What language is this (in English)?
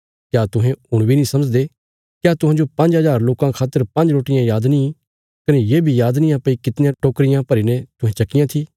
Bilaspuri